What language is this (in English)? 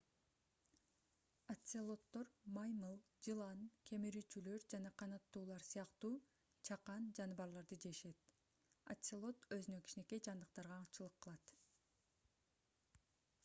Kyrgyz